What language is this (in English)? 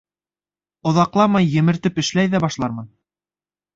Bashkir